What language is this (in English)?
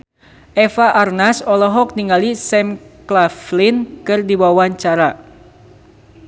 Sundanese